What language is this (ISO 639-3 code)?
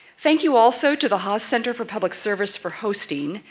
eng